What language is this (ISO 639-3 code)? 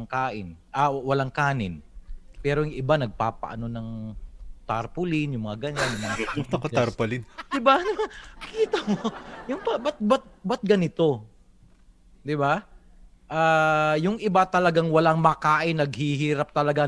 fil